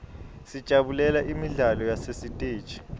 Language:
Swati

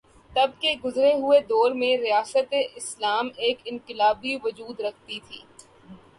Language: Urdu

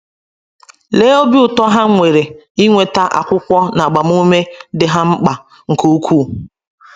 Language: Igbo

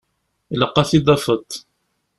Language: Kabyle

